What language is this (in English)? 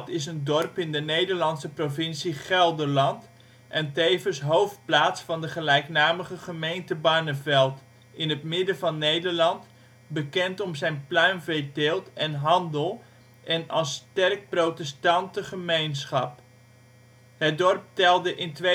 Dutch